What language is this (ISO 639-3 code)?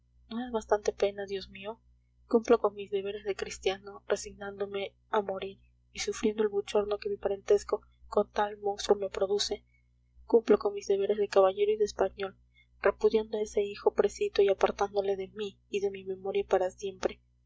spa